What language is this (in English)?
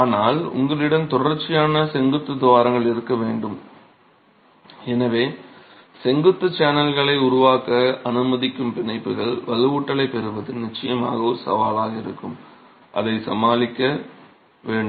Tamil